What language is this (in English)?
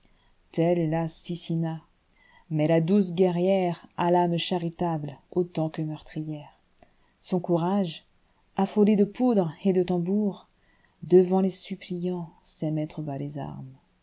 French